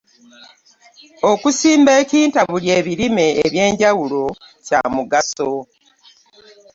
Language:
Ganda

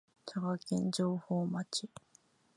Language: Japanese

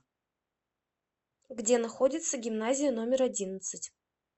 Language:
Russian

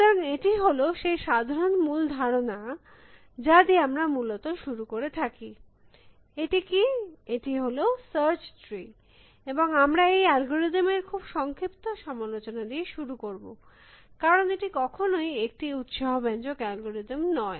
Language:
Bangla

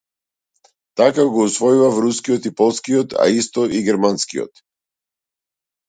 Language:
Macedonian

